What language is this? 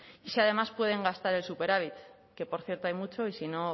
Spanish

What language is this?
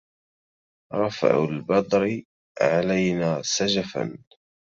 Arabic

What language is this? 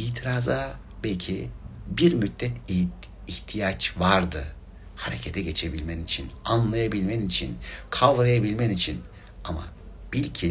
Turkish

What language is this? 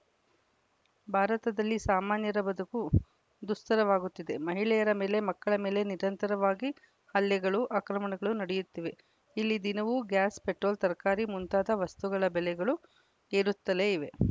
Kannada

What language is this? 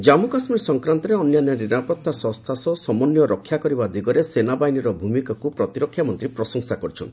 Odia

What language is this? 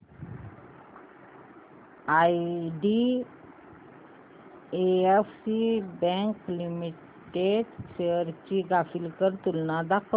Marathi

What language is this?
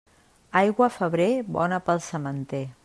Catalan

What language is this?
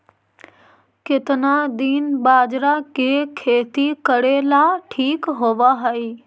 Magahi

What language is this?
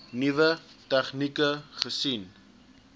Afrikaans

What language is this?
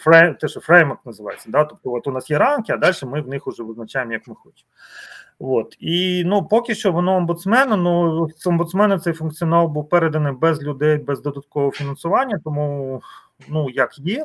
Ukrainian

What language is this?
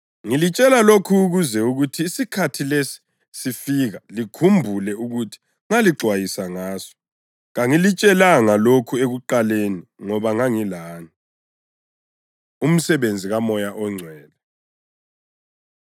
North Ndebele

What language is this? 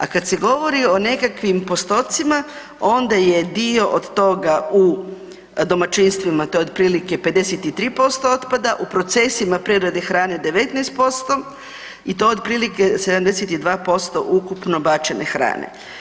Croatian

